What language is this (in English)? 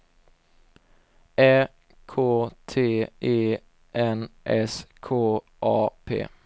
Swedish